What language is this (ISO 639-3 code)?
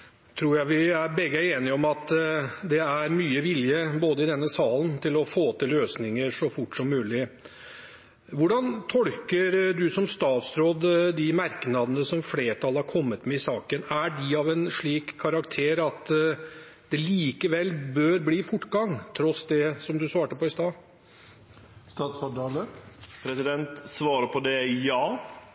nor